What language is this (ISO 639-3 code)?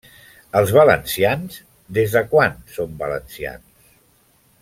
cat